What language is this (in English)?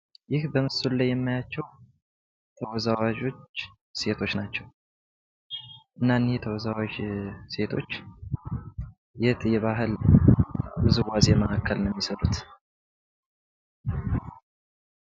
Amharic